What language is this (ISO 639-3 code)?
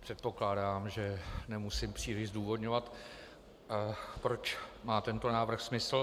ces